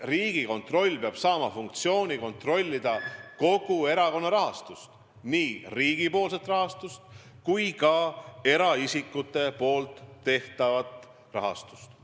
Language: Estonian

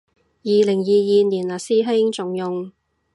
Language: Cantonese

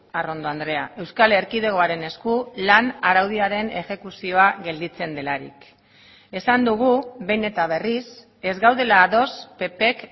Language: Basque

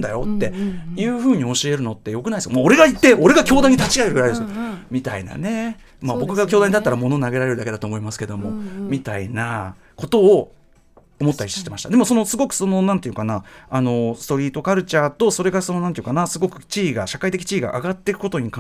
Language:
Japanese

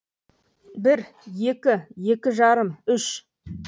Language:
Kazakh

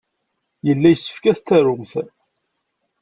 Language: Kabyle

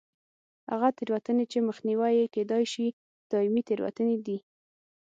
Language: Pashto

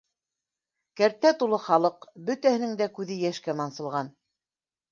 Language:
Bashkir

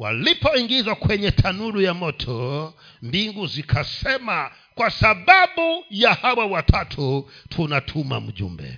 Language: Swahili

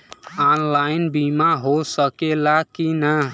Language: Bhojpuri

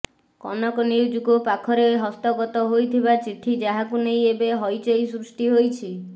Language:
Odia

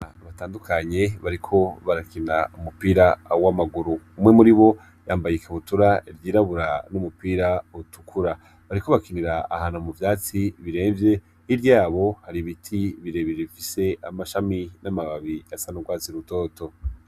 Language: Rundi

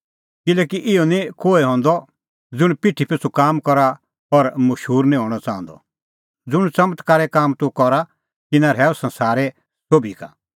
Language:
Kullu Pahari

